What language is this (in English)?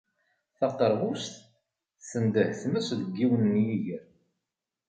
Kabyle